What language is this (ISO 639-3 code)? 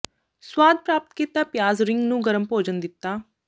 pan